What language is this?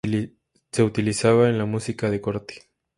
Spanish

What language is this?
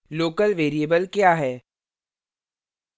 Hindi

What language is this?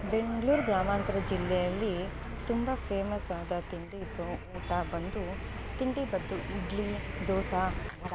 Kannada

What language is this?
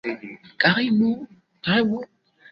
Swahili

